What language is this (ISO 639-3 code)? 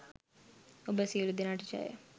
sin